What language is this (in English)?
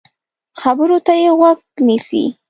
Pashto